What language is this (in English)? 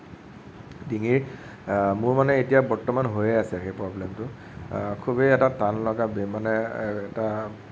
Assamese